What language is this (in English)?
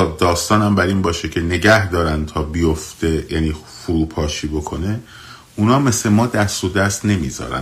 Persian